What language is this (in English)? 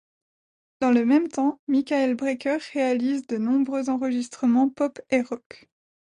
French